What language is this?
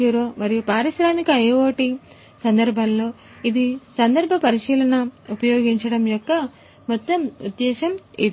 Telugu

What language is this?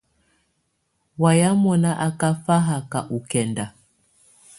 Tunen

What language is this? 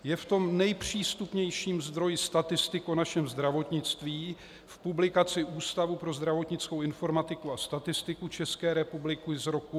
Czech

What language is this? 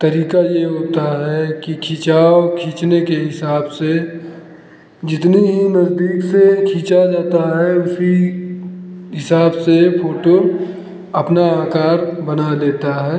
Hindi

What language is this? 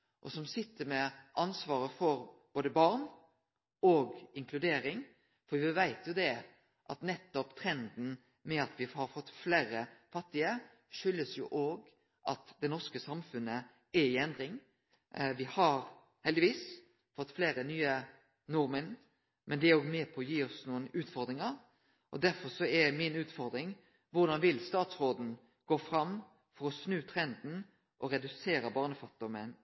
Norwegian Nynorsk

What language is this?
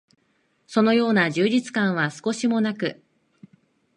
Japanese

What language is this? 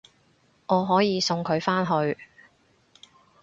Cantonese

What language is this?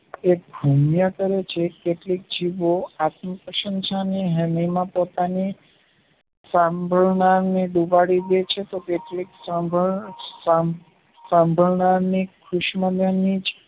Gujarati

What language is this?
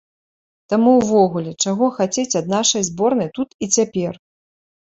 Belarusian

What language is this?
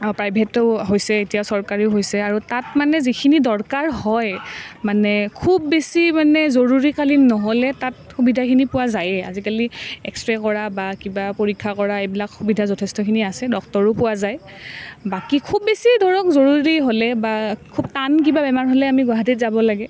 Assamese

